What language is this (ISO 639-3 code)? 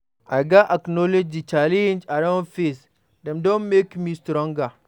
pcm